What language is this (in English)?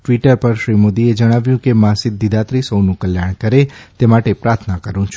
Gujarati